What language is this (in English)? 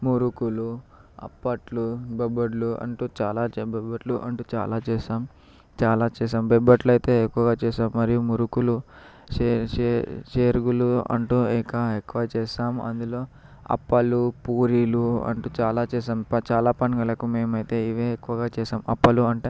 Telugu